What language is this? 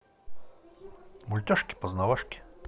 Russian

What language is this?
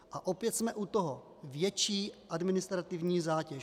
Czech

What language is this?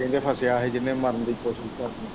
Punjabi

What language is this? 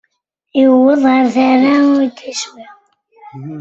Kabyle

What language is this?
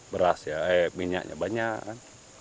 Indonesian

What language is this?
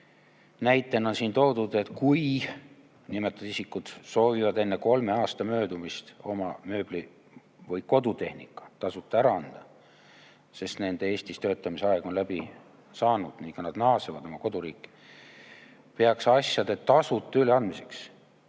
Estonian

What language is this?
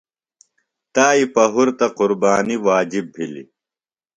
Phalura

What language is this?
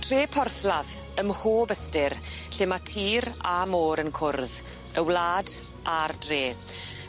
Welsh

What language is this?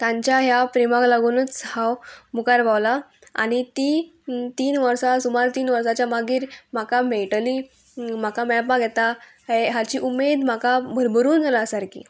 Konkani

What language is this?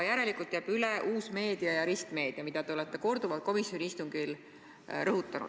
Estonian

